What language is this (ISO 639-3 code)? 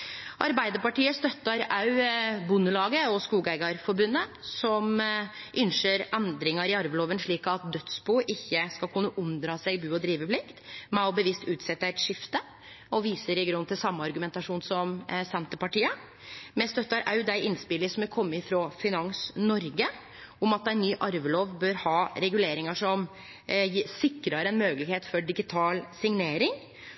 nno